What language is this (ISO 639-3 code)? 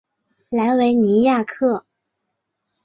zho